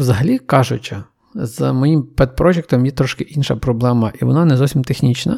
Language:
Ukrainian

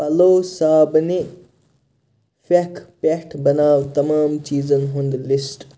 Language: Kashmiri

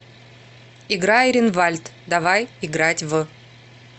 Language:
Russian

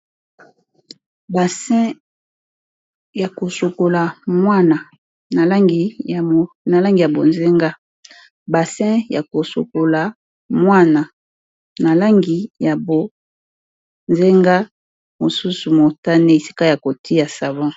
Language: Lingala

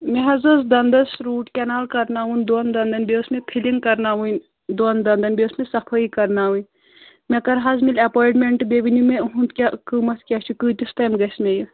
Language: Kashmiri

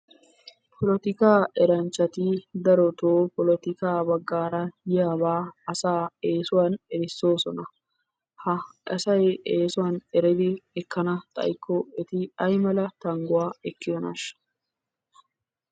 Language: Wolaytta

